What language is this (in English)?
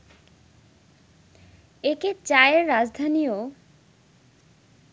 Bangla